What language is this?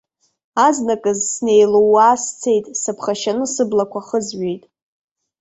Abkhazian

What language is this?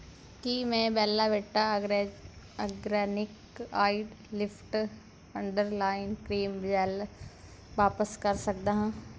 Punjabi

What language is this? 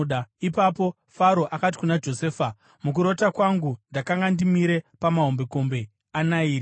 Shona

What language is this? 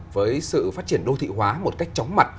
Vietnamese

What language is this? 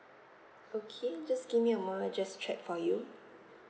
English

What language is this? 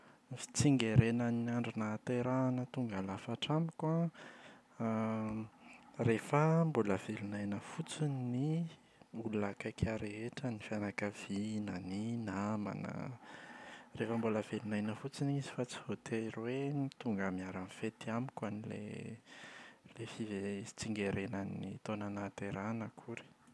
Malagasy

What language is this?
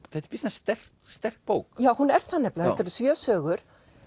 Icelandic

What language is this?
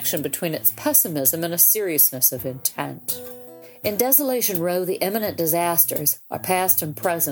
English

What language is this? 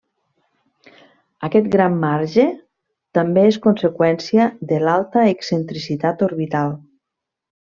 Catalan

